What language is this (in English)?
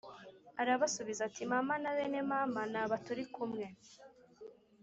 Kinyarwanda